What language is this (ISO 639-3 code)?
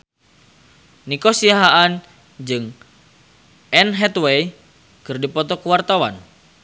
sun